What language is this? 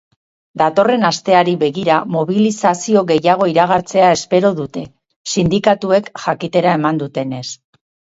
Basque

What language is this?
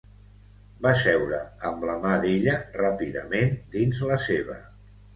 Catalan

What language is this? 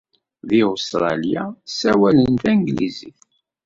Kabyle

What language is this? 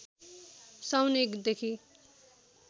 Nepali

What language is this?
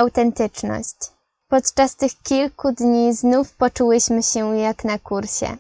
Polish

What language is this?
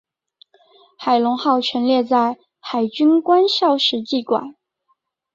Chinese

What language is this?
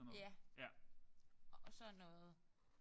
Danish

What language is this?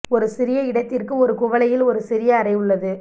Tamil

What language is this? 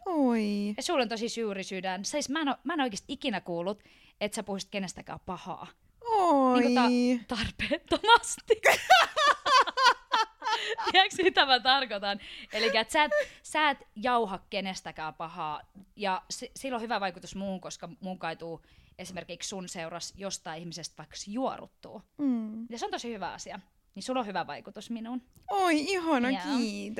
Finnish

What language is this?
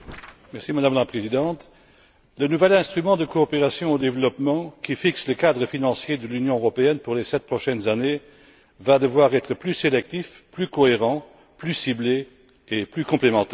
French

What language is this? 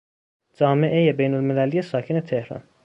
Persian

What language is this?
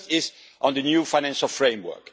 English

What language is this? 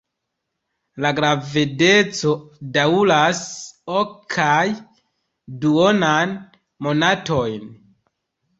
Esperanto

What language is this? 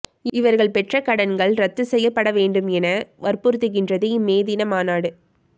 Tamil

